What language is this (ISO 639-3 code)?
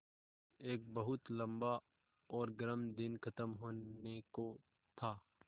hin